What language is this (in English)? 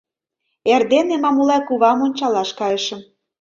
Mari